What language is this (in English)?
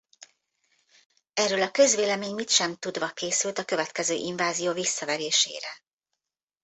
Hungarian